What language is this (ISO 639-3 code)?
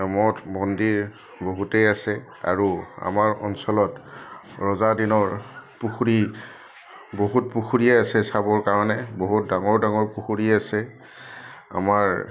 asm